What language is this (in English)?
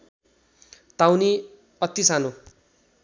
Nepali